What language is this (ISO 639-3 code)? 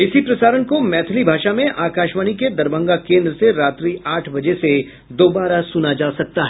hin